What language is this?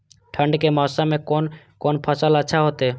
Maithili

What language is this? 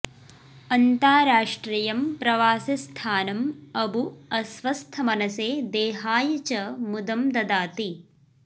Sanskrit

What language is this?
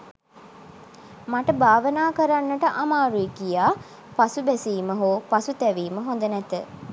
Sinhala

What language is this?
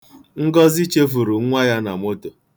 Igbo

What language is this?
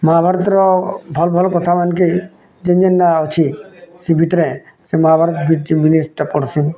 Odia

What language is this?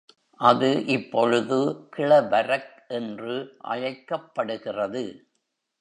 Tamil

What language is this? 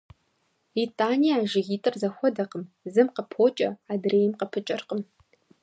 Kabardian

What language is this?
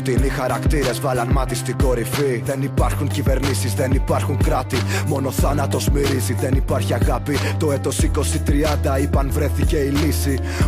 Greek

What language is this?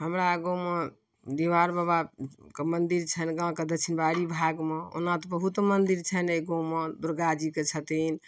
Maithili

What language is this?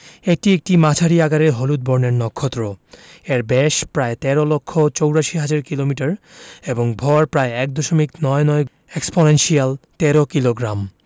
Bangla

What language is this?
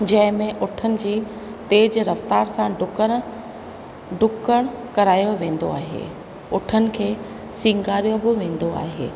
Sindhi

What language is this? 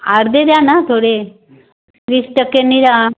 Marathi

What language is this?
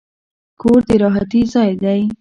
Pashto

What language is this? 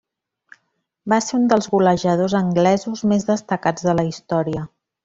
Catalan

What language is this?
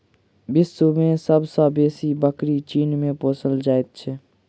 Maithili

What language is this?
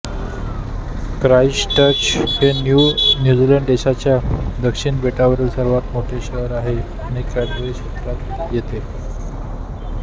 Marathi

